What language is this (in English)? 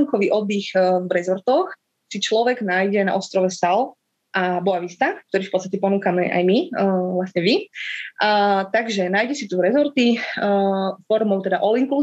Slovak